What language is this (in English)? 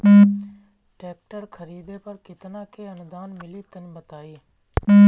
Bhojpuri